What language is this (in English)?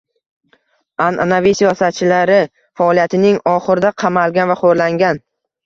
Uzbek